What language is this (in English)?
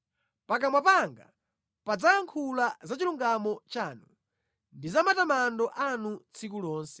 Nyanja